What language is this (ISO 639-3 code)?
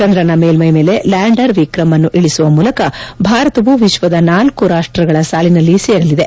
kan